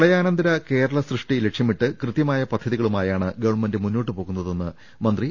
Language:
Malayalam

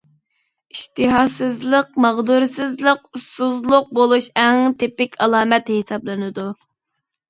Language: Uyghur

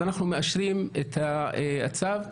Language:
Hebrew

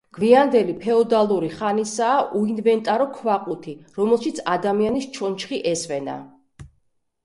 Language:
Georgian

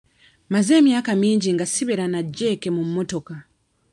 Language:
Ganda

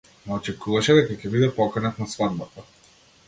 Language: Macedonian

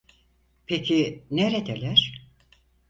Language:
Turkish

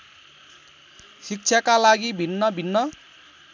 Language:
Nepali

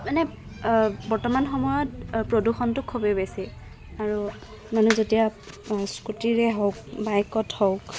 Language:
Assamese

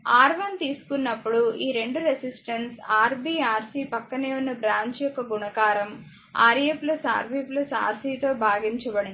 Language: Telugu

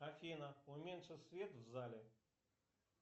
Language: Russian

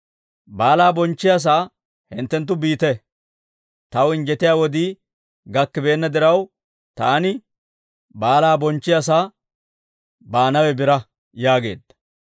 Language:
Dawro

